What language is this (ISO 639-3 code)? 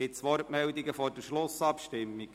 gsw